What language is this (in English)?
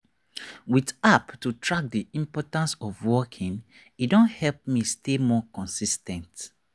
Nigerian Pidgin